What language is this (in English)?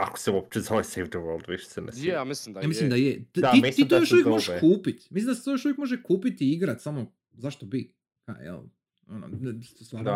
Croatian